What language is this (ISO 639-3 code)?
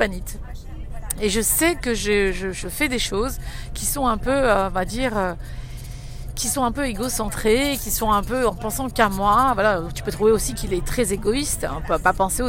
fra